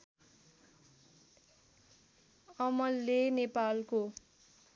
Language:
Nepali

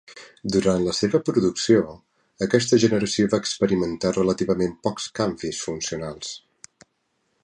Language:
Catalan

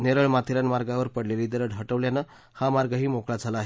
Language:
Marathi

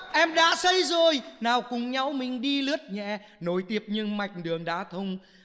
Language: Vietnamese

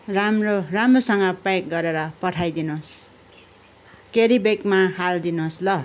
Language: Nepali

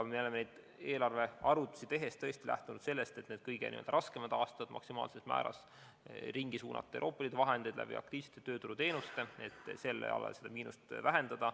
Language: Estonian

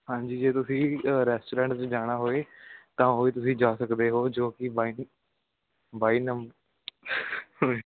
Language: Punjabi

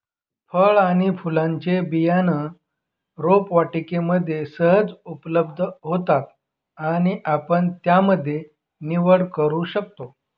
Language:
Marathi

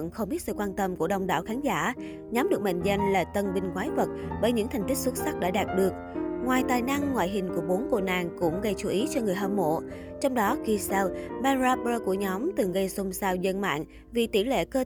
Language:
Vietnamese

